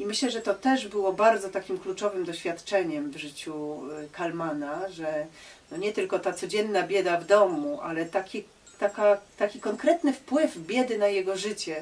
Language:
Polish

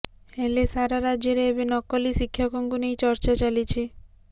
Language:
Odia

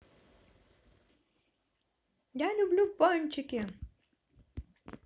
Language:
Russian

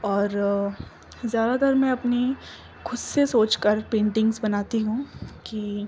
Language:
Urdu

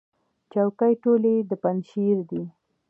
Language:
Pashto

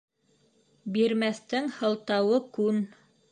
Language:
Bashkir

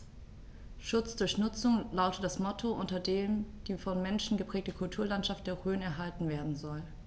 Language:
German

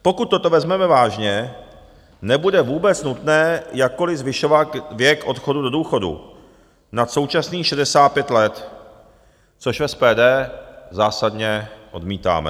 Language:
Czech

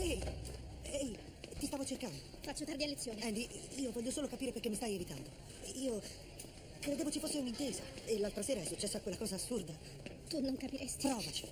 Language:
Italian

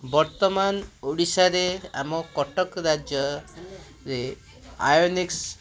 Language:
Odia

